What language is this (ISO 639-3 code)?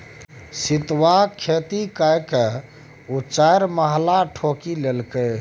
mai